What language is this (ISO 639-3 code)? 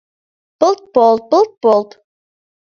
chm